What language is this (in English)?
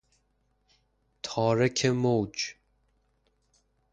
Persian